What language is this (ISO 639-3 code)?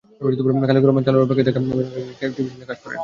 ben